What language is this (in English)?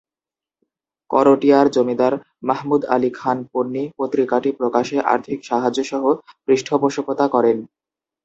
Bangla